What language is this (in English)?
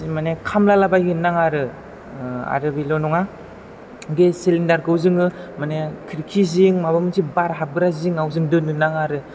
Bodo